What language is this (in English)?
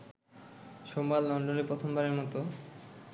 Bangla